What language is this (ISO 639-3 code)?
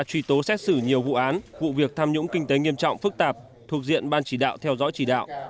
vie